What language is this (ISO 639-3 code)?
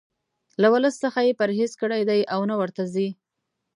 pus